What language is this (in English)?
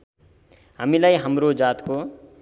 Nepali